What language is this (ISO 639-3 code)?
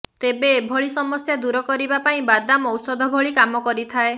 ori